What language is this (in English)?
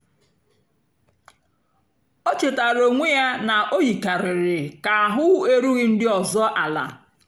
Igbo